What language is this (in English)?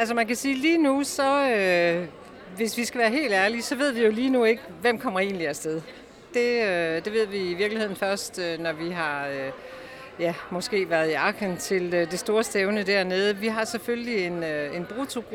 Danish